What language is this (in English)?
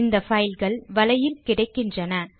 Tamil